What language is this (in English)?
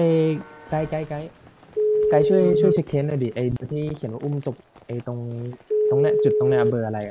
Thai